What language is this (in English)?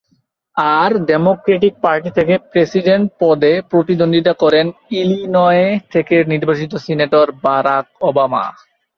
Bangla